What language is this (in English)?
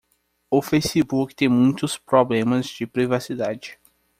Portuguese